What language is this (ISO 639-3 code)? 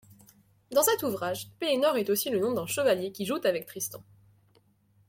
fra